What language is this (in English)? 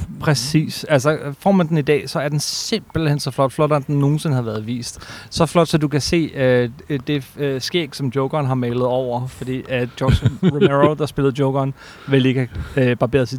Danish